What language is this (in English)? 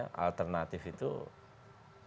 Indonesian